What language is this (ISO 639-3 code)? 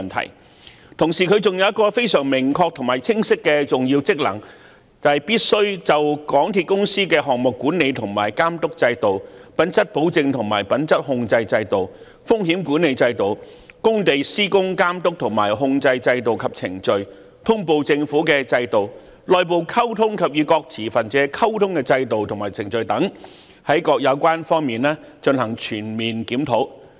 yue